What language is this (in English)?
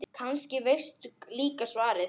Icelandic